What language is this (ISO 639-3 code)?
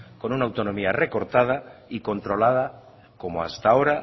spa